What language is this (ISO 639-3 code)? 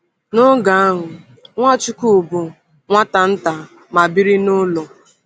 ibo